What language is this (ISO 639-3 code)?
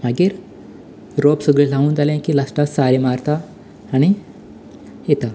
kok